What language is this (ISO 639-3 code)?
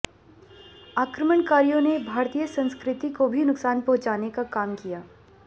hin